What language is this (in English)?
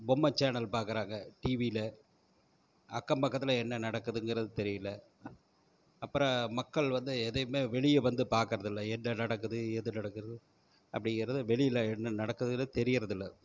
Tamil